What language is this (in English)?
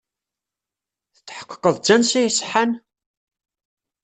Kabyle